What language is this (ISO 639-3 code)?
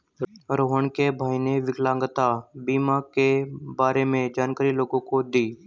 hin